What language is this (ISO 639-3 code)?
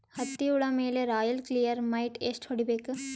kan